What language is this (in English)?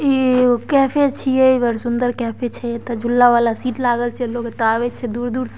Maithili